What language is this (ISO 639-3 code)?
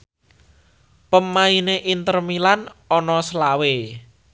jav